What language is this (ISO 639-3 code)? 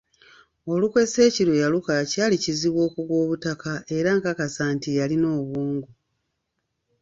lug